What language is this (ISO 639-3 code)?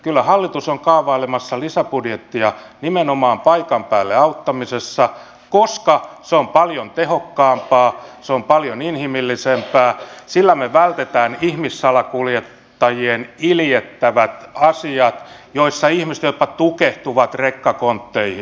fin